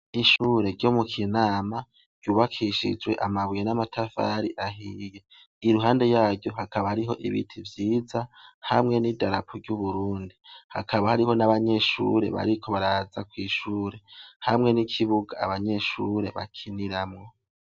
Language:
Rundi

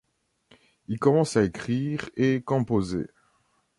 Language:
French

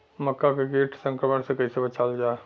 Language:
Bhojpuri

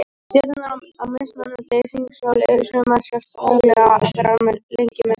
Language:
Icelandic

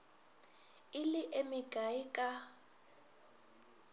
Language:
Northern Sotho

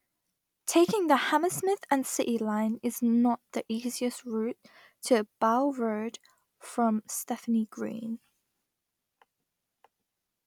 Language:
English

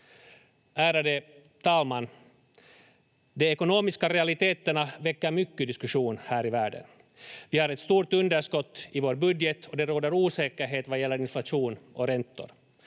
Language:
Finnish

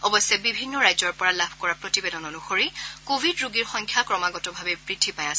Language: Assamese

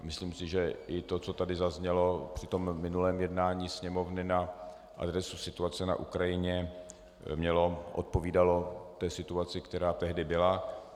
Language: Czech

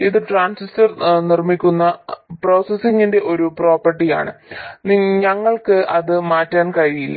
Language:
Malayalam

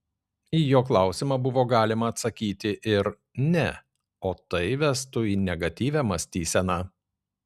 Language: Lithuanian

